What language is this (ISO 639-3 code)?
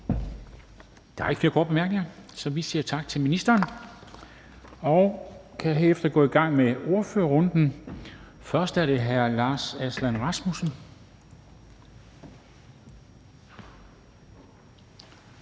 dan